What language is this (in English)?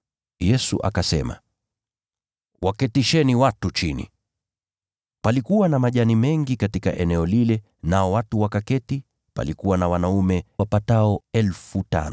Swahili